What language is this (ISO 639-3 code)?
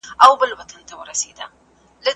pus